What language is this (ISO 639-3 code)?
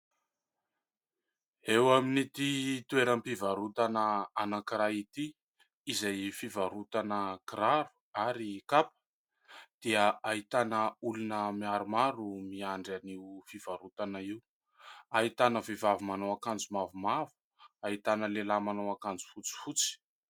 mlg